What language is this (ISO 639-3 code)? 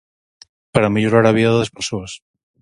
glg